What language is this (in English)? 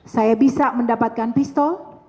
Indonesian